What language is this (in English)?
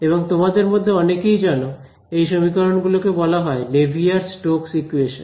Bangla